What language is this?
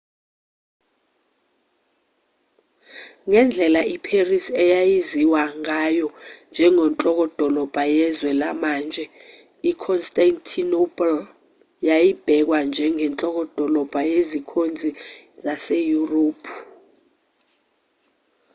Zulu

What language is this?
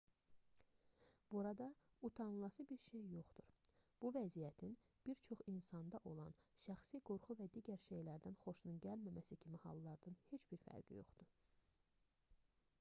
Azerbaijani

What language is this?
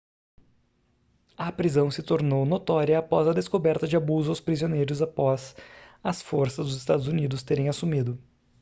Portuguese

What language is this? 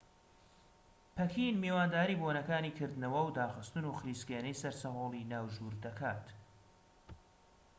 Central Kurdish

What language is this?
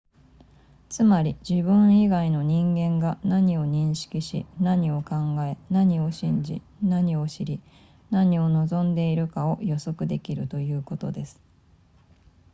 Japanese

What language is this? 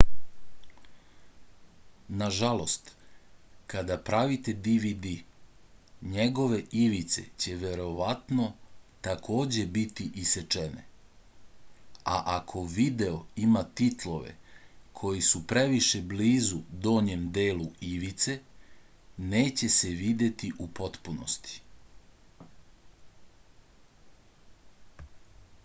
Serbian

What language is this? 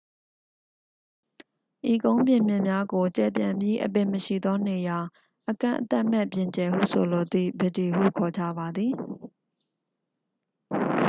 Burmese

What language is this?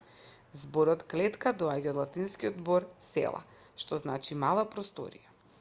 Macedonian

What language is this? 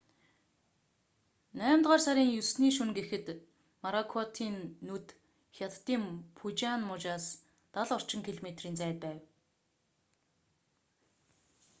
Mongolian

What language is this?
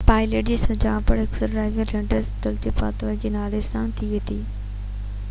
Sindhi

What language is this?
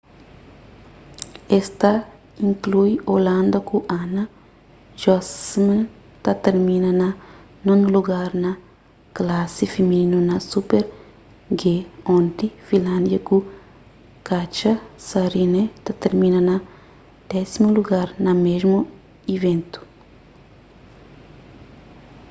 Kabuverdianu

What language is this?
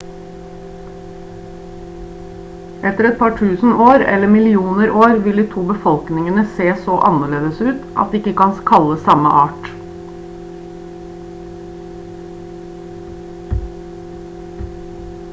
Norwegian Bokmål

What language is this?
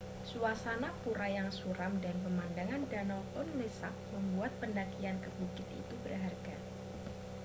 Indonesian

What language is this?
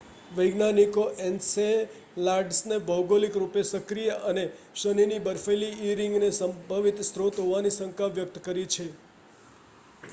Gujarati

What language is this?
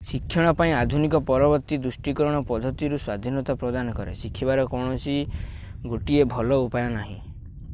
Odia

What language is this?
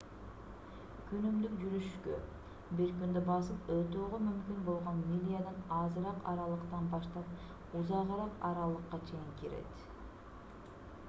Kyrgyz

